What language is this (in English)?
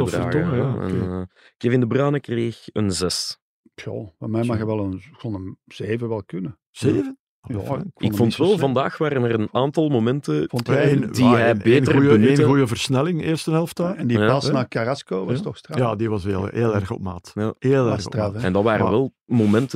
Dutch